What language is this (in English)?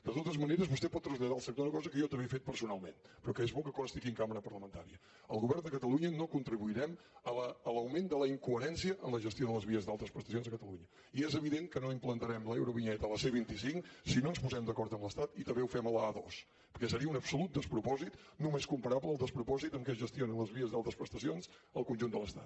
Catalan